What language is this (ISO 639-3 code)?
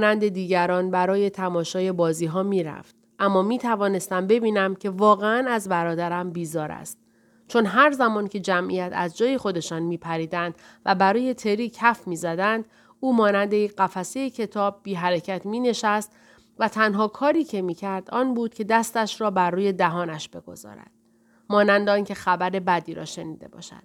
fas